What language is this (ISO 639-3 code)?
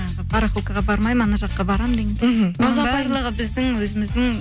kaz